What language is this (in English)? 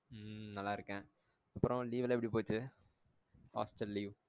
Tamil